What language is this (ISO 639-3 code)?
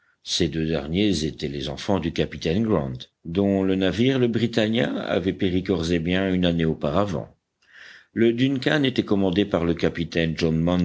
fra